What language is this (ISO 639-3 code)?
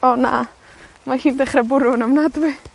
cym